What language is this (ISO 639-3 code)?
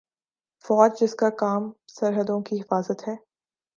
urd